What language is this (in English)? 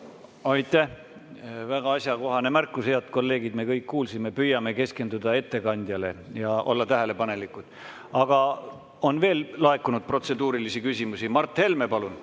Estonian